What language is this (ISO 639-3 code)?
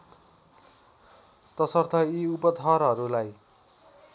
nep